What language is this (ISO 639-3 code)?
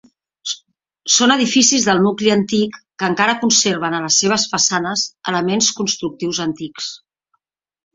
cat